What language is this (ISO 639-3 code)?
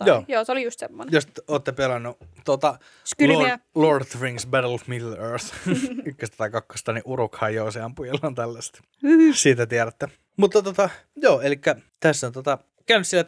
fin